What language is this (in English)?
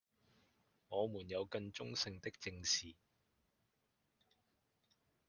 Chinese